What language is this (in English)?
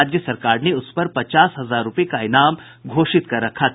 Hindi